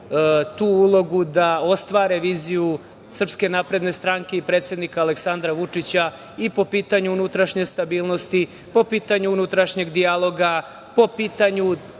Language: Serbian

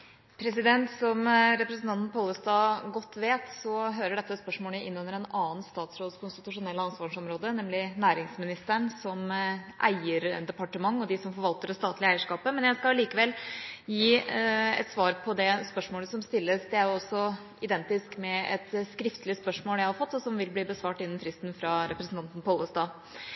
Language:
Norwegian Bokmål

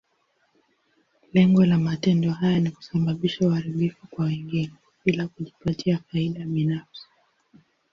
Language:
Swahili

